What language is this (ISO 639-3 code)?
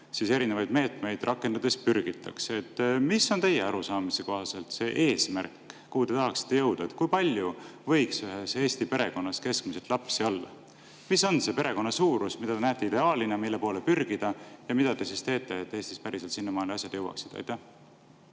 est